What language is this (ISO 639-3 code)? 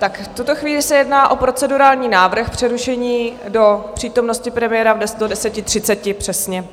ces